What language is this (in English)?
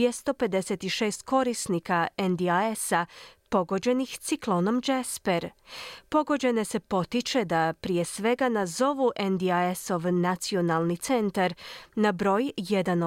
Croatian